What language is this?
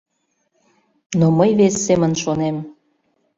Mari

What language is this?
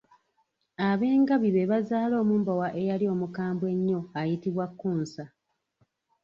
Ganda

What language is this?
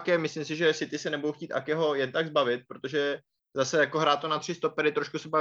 Czech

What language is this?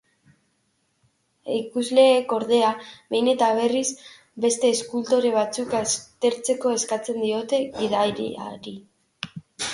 Basque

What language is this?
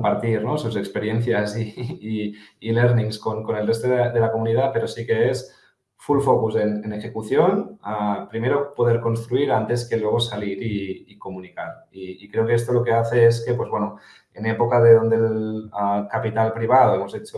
Spanish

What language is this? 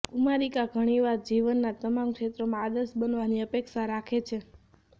Gujarati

